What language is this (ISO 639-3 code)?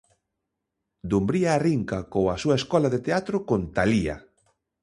glg